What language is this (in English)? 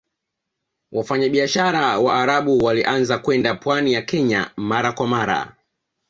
Swahili